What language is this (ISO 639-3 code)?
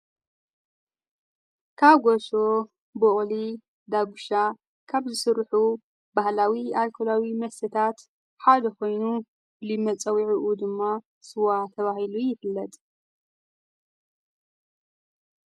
tir